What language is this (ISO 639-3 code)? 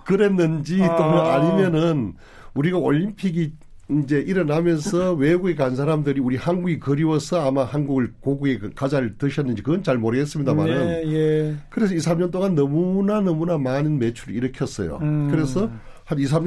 kor